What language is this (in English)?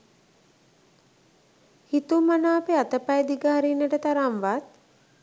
Sinhala